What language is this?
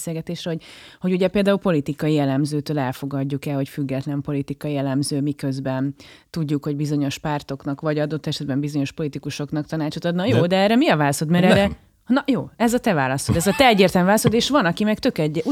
Hungarian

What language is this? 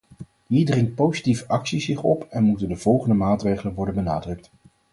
Dutch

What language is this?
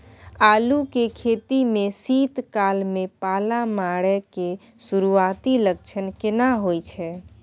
Maithili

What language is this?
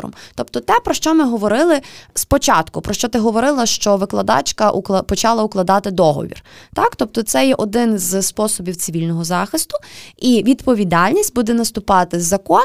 Ukrainian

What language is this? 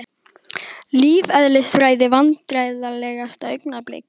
Icelandic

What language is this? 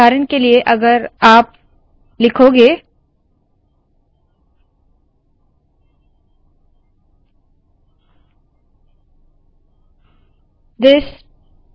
Hindi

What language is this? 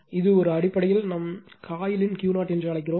Tamil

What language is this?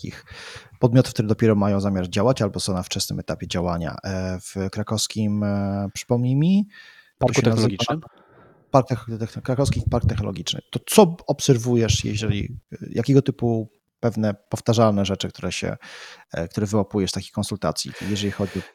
Polish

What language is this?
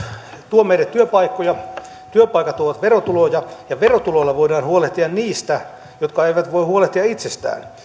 Finnish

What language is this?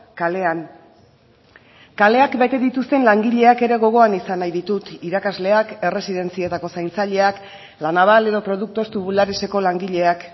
Basque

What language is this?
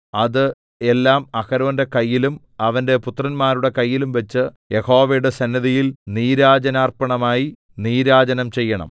Malayalam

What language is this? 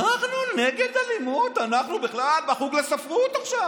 Hebrew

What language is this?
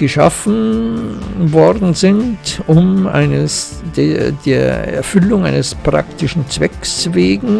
German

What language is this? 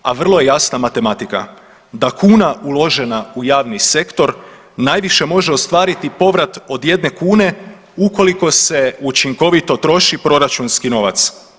Croatian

